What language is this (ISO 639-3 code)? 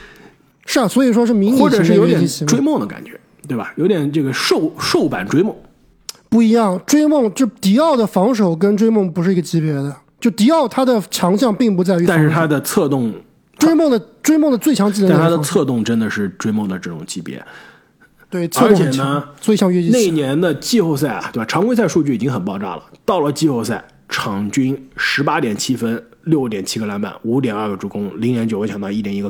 zho